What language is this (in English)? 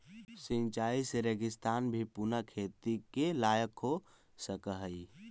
Magahi